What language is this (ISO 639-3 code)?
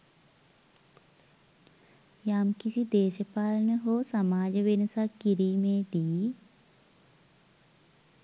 sin